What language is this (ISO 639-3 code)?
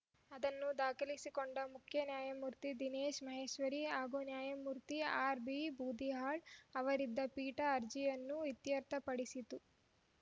kan